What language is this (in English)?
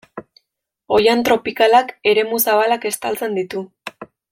Basque